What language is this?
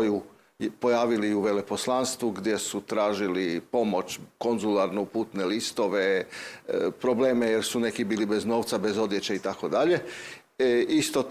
Croatian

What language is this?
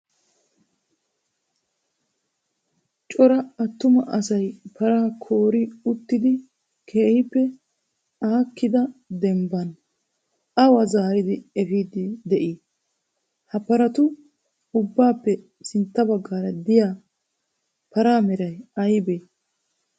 Wolaytta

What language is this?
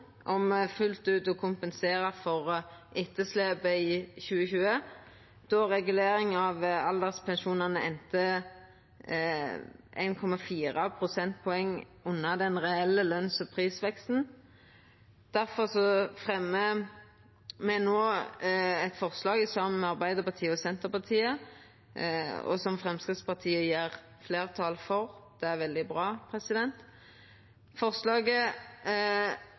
Norwegian Nynorsk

